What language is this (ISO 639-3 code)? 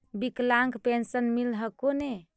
mag